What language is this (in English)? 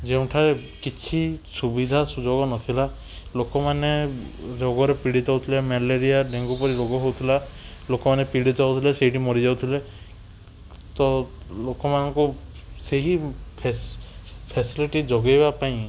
Odia